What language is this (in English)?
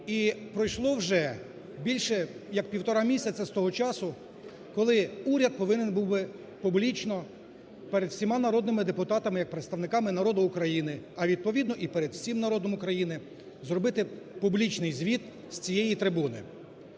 Ukrainian